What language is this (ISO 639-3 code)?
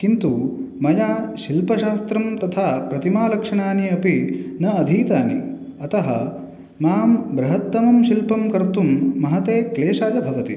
san